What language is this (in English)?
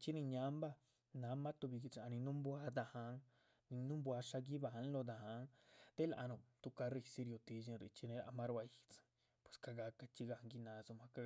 Chichicapan Zapotec